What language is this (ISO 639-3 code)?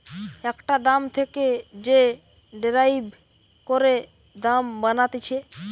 ben